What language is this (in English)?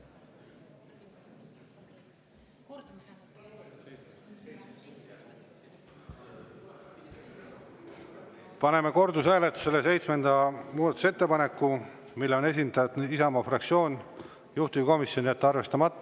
Estonian